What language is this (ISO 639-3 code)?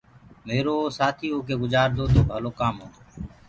ggg